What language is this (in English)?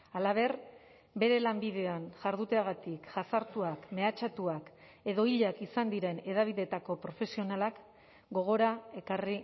Basque